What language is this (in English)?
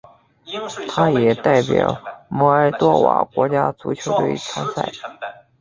Chinese